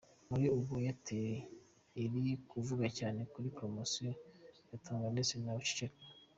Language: Kinyarwanda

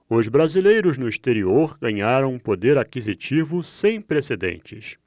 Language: Portuguese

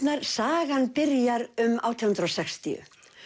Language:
Icelandic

